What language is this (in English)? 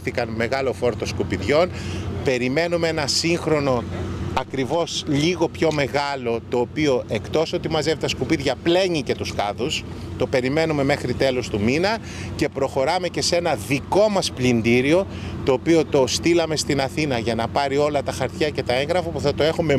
Greek